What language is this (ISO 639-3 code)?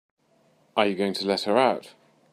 eng